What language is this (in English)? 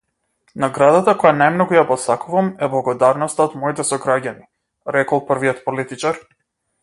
Macedonian